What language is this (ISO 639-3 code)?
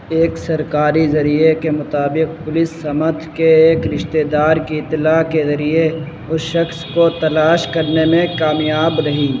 urd